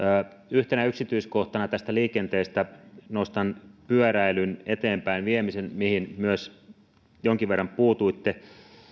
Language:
Finnish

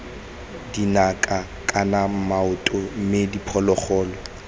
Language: Tswana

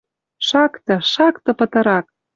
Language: Western Mari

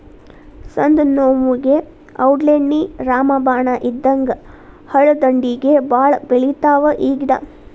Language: Kannada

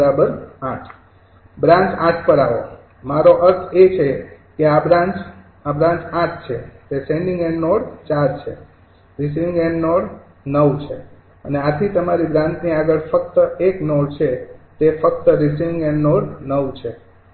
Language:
Gujarati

